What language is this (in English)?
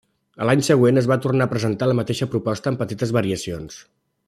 Catalan